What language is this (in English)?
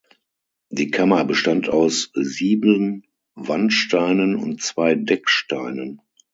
German